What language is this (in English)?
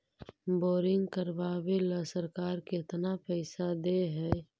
Magahi